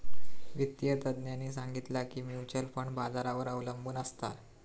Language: Marathi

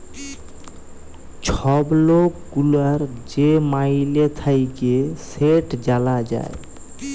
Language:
Bangla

